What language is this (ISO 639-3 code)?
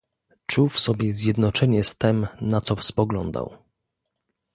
pol